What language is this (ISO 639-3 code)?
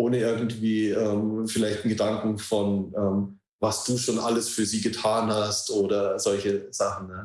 deu